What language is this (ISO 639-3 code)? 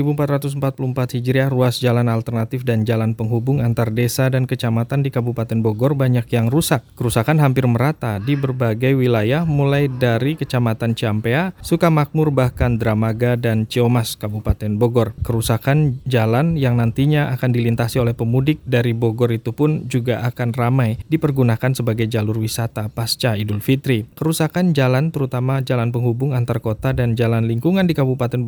ind